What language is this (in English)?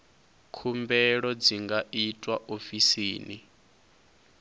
Venda